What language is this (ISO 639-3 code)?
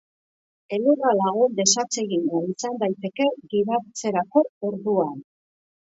eus